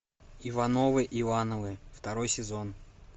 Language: Russian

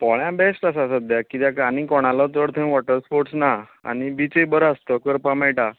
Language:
Konkani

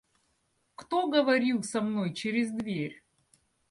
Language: Russian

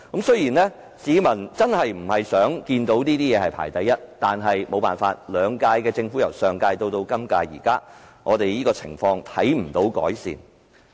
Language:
Cantonese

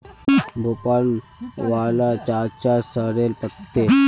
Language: Magahi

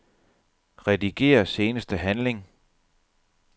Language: Danish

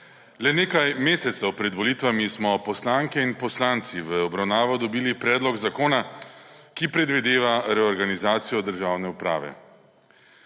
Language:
Slovenian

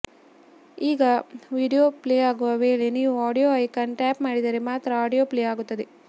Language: Kannada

